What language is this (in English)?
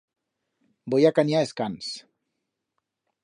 Aragonese